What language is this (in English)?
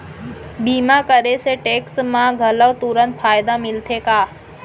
Chhattisgarhi